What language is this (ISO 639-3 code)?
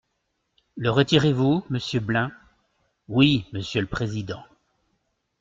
fra